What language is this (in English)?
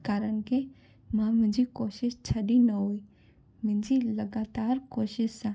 Sindhi